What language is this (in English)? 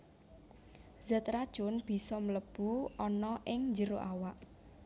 Javanese